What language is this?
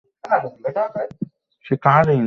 Bangla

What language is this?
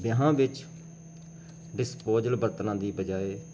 Punjabi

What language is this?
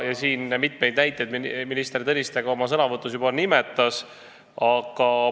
Estonian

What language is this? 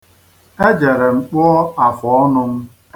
Igbo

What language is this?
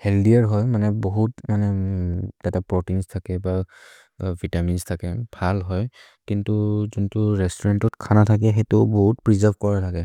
Maria (India)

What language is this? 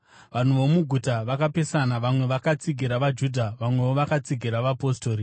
Shona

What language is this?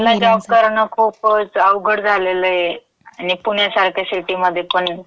Marathi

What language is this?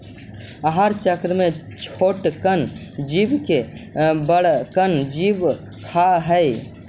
Magahi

